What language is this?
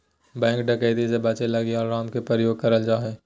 Magahi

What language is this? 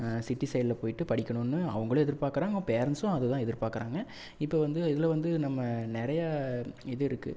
Tamil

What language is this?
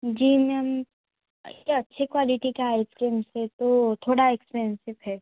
Hindi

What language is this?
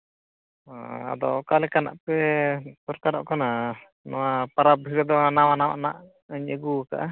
Santali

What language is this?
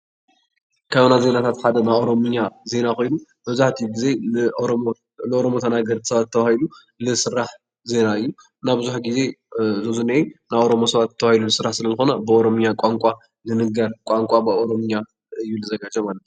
Tigrinya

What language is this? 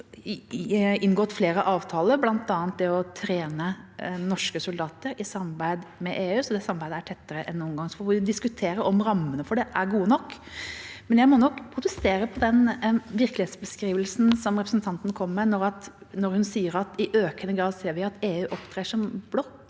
Norwegian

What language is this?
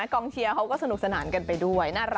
Thai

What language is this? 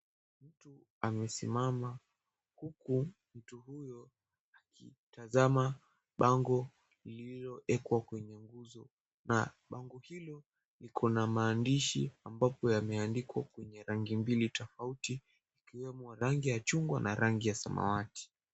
Swahili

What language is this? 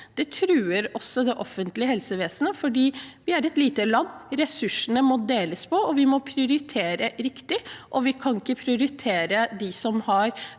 Norwegian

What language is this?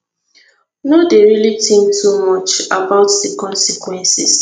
Nigerian Pidgin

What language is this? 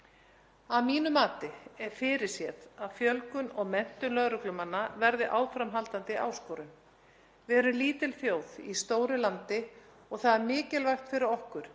Icelandic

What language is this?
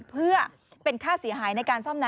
Thai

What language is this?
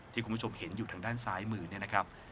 Thai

